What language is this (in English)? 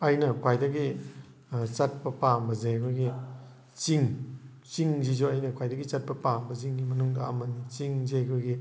Manipuri